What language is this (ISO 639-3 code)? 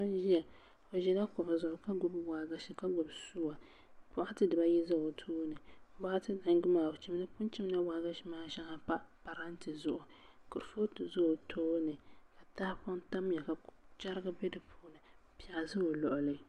dag